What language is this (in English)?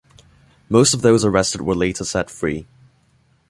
English